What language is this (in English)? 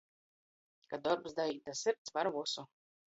Latgalian